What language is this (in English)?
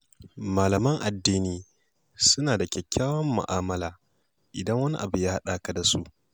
Hausa